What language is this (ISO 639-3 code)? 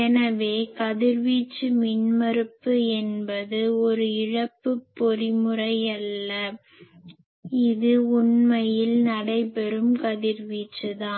tam